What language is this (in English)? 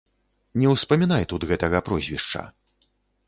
Belarusian